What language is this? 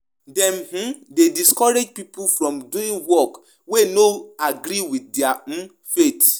Nigerian Pidgin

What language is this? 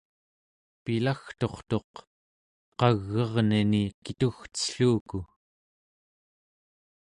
Central Yupik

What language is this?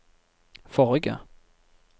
Norwegian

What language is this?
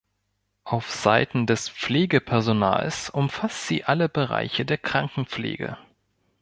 German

